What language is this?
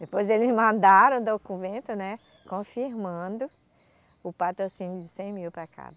Portuguese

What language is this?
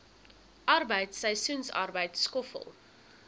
Afrikaans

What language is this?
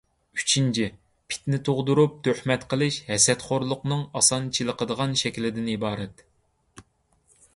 Uyghur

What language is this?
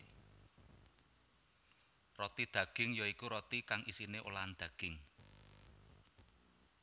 Javanese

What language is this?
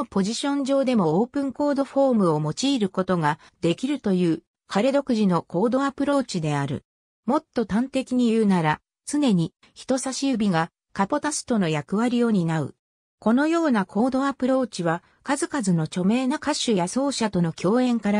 Japanese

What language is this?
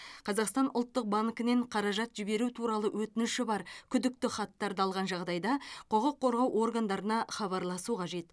Kazakh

